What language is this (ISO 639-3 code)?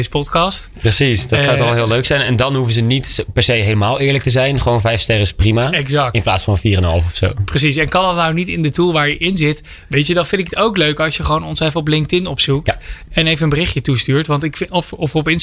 nld